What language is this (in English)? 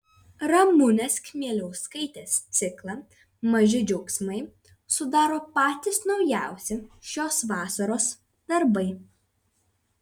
Lithuanian